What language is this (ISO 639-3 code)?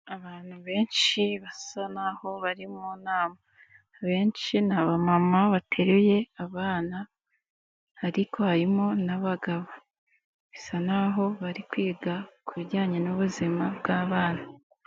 kin